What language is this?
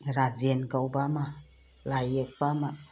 Manipuri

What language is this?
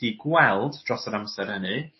Welsh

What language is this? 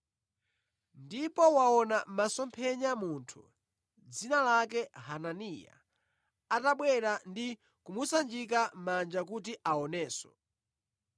Nyanja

